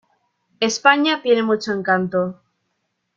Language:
Spanish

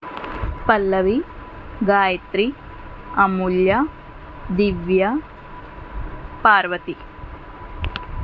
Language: Telugu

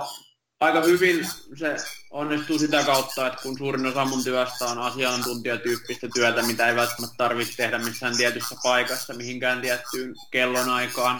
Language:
Finnish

